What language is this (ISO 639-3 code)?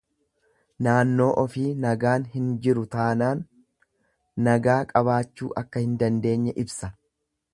orm